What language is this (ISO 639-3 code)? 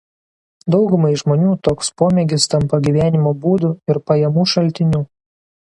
lit